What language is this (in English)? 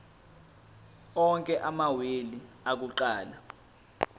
Zulu